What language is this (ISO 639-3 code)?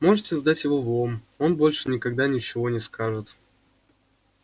rus